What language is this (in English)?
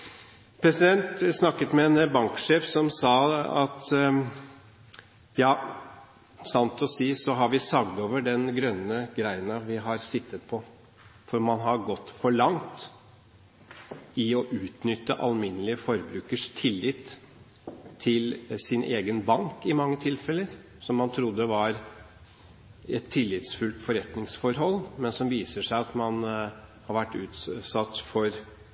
Norwegian Bokmål